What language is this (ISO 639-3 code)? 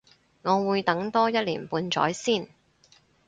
yue